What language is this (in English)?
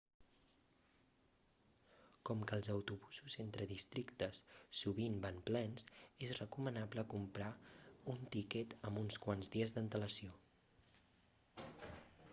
Catalan